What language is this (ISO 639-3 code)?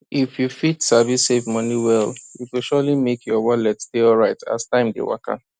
pcm